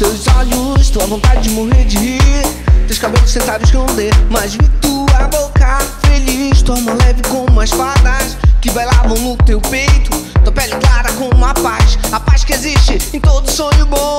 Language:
Portuguese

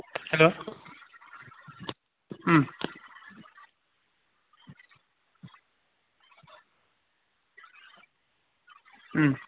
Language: Bodo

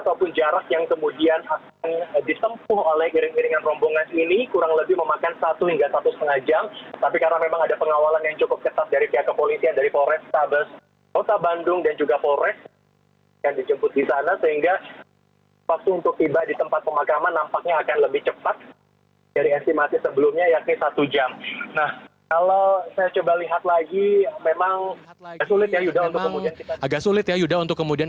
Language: Indonesian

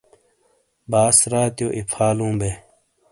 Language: Shina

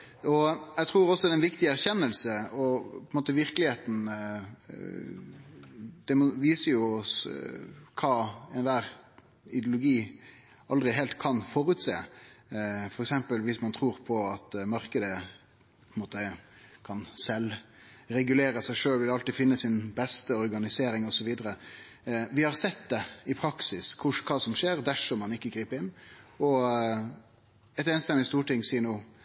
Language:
Norwegian Nynorsk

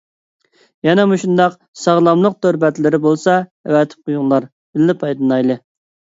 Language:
Uyghur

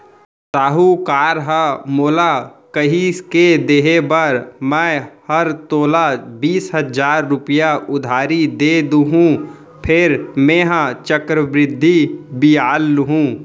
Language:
Chhattisgarhi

